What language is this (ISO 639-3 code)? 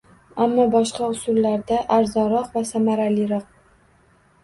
uzb